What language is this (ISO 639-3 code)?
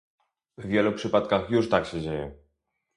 pol